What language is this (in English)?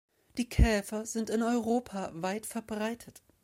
German